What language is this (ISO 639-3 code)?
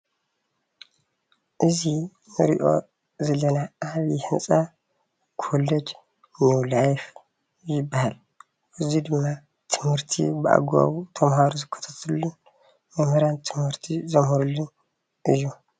tir